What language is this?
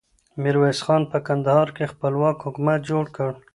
Pashto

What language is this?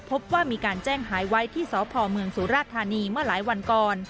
Thai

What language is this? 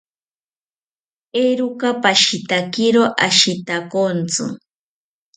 South Ucayali Ashéninka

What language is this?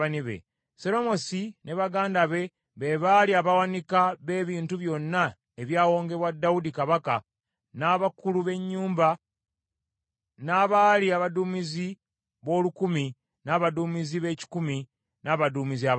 Ganda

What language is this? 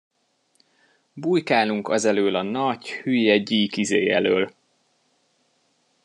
Hungarian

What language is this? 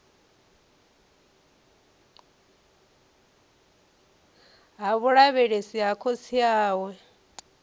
Venda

